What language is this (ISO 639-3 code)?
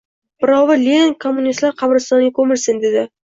uzb